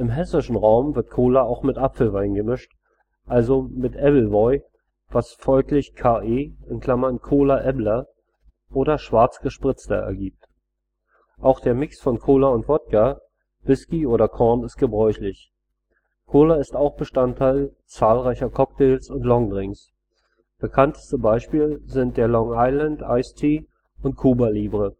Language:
German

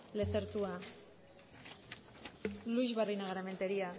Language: Basque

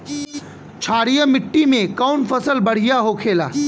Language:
Bhojpuri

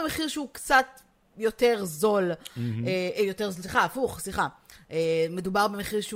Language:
Hebrew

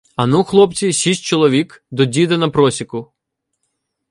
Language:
Ukrainian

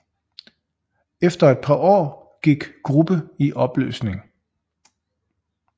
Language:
Danish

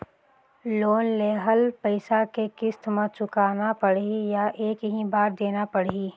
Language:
Chhattisgarhi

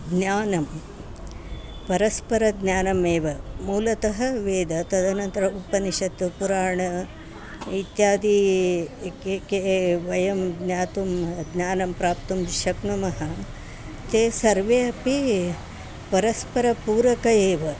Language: Sanskrit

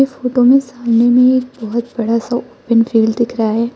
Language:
Hindi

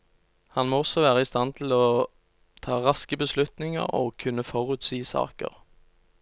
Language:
Norwegian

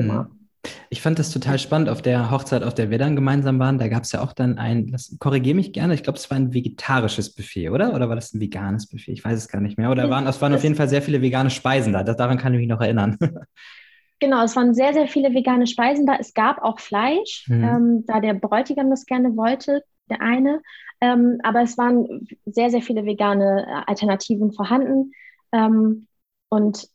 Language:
German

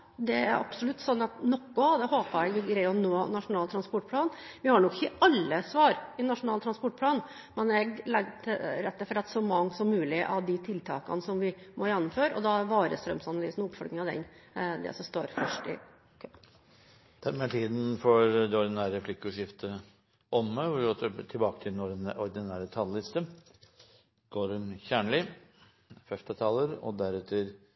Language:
Norwegian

